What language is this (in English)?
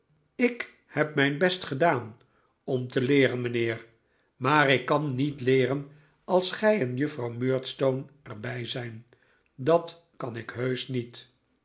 Dutch